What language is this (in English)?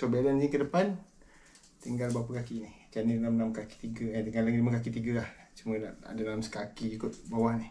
Malay